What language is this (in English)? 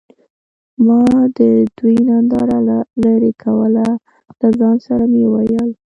Pashto